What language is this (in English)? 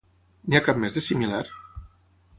Catalan